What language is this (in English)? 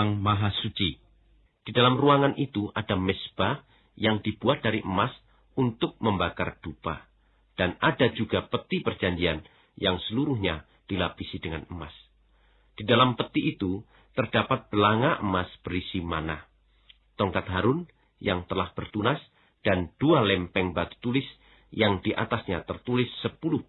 Indonesian